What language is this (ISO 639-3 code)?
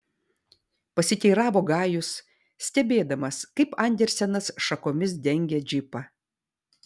lit